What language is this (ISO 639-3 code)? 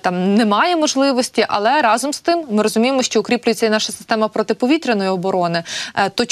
ukr